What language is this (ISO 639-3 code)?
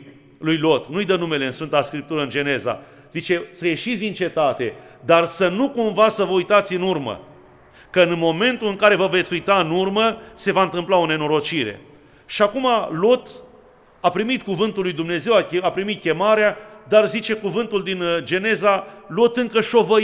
ron